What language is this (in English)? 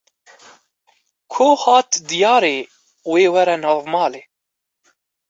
Kurdish